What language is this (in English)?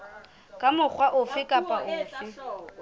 Southern Sotho